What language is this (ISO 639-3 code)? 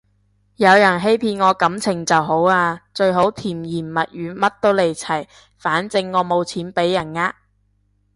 yue